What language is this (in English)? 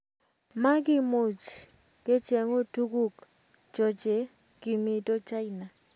Kalenjin